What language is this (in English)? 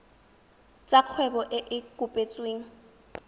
Tswana